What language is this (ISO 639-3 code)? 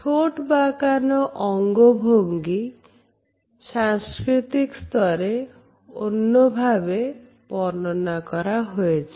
ben